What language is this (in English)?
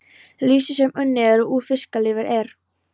Icelandic